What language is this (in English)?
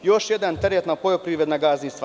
Serbian